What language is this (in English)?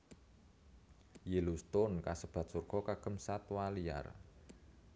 Javanese